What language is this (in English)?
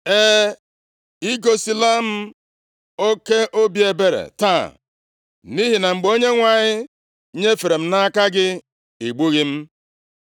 Igbo